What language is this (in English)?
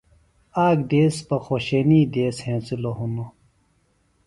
Phalura